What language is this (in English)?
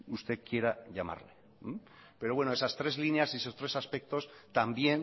Spanish